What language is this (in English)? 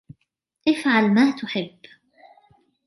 Arabic